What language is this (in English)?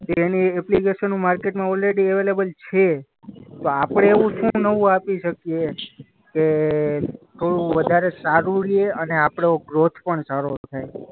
Gujarati